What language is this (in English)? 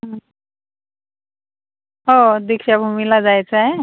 Marathi